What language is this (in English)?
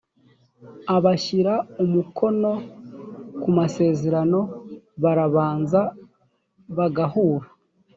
Kinyarwanda